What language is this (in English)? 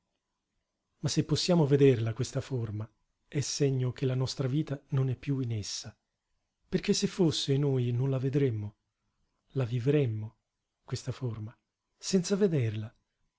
Italian